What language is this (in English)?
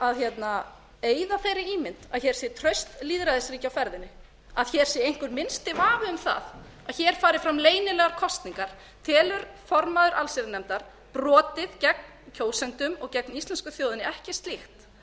Icelandic